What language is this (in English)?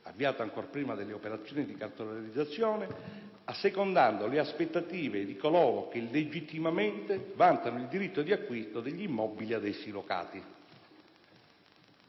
Italian